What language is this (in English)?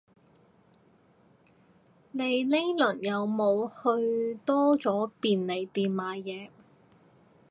Cantonese